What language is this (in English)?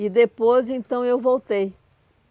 Portuguese